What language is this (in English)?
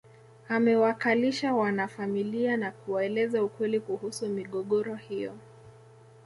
Swahili